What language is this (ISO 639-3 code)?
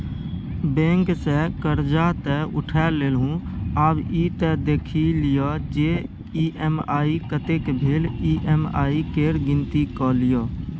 mai